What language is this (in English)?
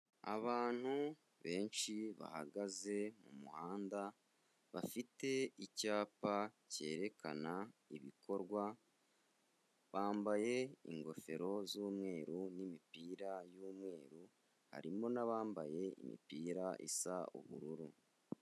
Kinyarwanda